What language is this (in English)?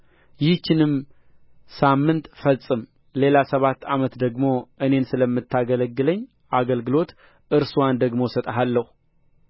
Amharic